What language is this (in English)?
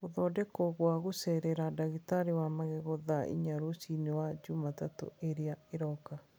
Kikuyu